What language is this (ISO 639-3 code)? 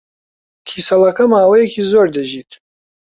ckb